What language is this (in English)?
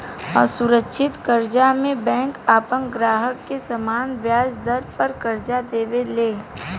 Bhojpuri